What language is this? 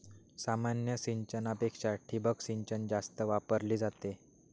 Marathi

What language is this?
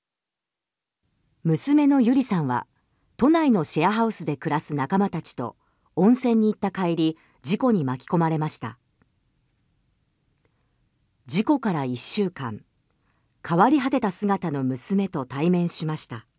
Japanese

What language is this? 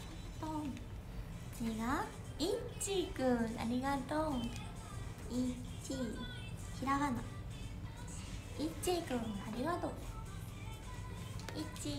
Japanese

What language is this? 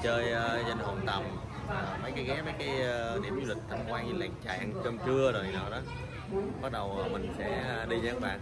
Vietnamese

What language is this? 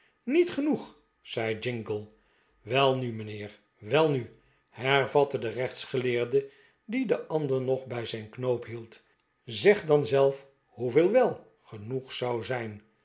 Dutch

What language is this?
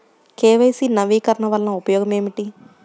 Telugu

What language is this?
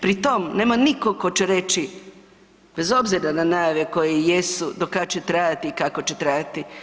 Croatian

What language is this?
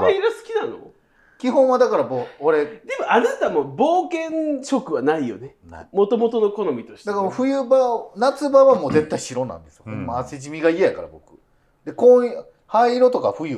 Japanese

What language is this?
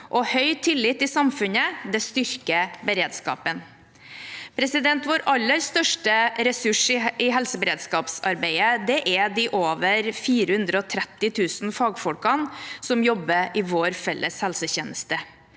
Norwegian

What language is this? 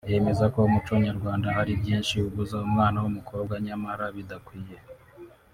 Kinyarwanda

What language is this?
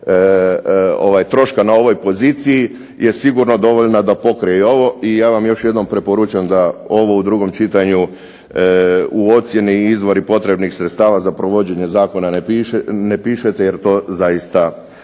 Croatian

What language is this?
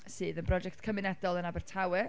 Welsh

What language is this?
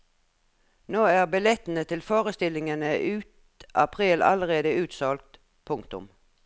Norwegian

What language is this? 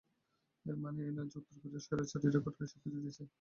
Bangla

